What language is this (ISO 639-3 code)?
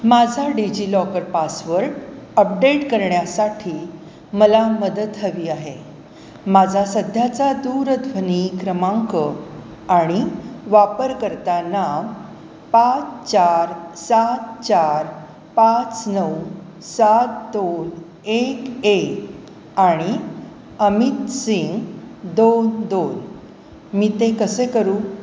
mar